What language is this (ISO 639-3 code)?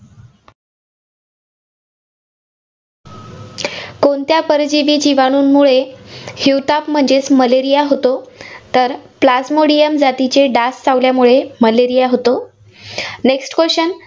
mar